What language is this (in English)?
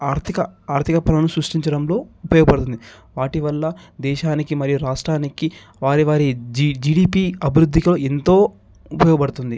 Telugu